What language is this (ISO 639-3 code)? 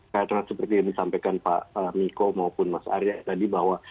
ind